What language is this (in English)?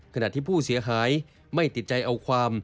Thai